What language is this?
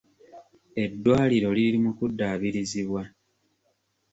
Ganda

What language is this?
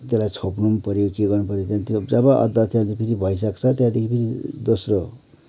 Nepali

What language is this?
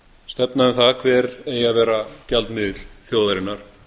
Icelandic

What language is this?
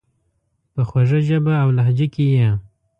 Pashto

